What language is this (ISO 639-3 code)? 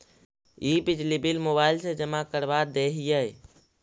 mag